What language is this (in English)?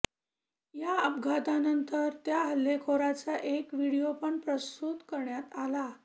Marathi